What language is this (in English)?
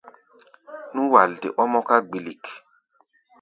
Gbaya